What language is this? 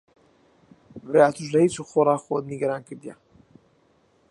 Central Kurdish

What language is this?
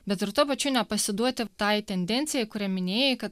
Lithuanian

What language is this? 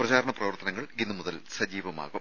Malayalam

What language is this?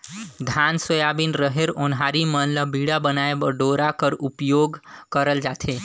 Chhattisgarhi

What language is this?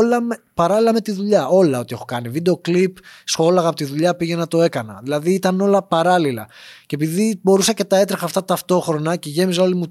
Greek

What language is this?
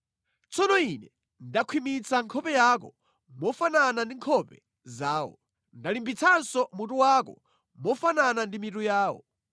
Nyanja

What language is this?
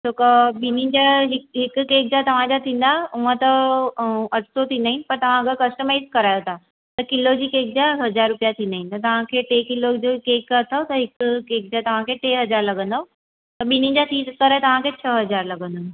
Sindhi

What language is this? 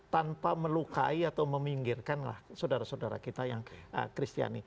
Indonesian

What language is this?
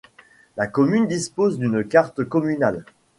French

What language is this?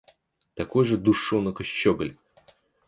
Russian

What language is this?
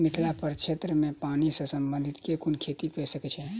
Maithili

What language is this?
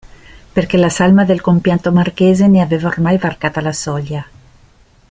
Italian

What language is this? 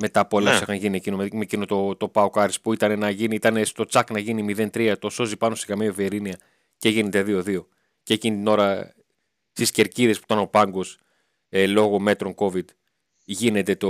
Greek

